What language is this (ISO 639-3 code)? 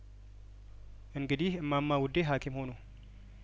amh